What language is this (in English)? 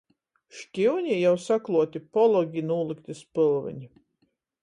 Latgalian